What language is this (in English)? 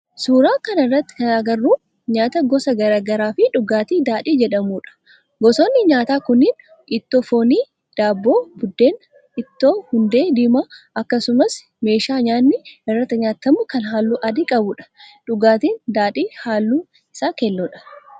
Oromo